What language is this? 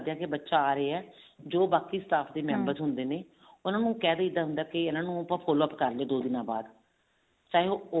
Punjabi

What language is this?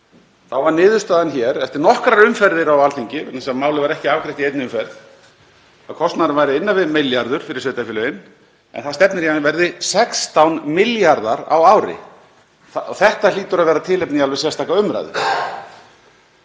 Icelandic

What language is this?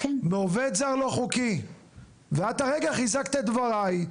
Hebrew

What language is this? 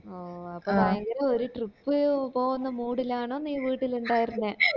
Malayalam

